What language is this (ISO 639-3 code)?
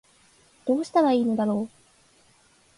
jpn